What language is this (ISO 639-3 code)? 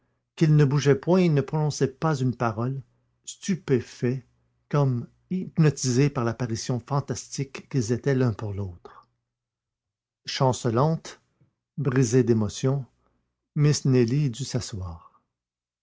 fra